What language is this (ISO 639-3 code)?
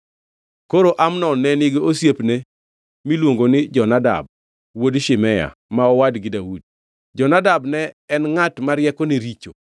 luo